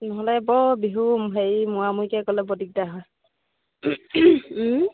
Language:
Assamese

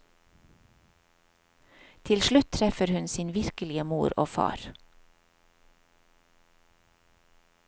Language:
Norwegian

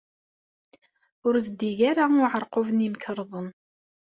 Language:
Kabyle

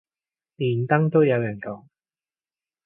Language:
Cantonese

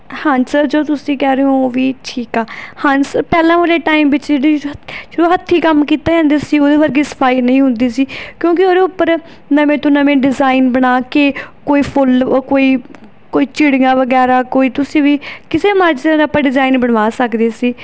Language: Punjabi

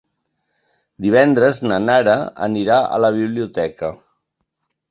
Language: Catalan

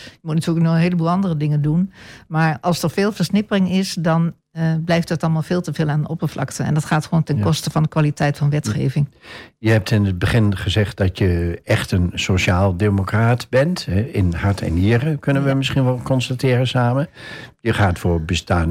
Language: Dutch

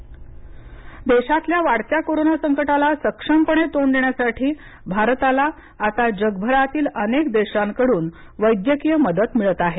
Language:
Marathi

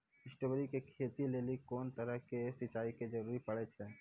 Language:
Maithili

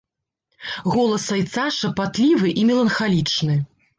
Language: Belarusian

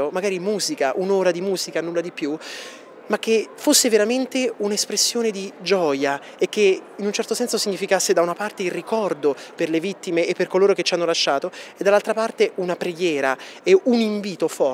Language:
Italian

